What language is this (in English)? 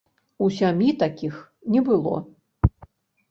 Belarusian